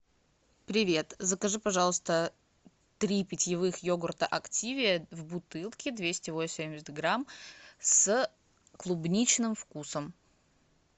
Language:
Russian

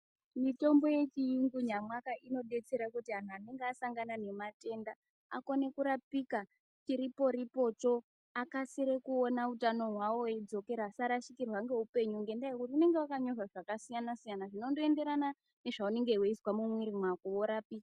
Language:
Ndau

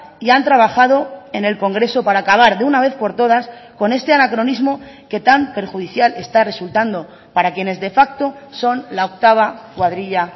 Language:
Spanish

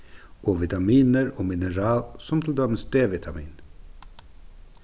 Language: Faroese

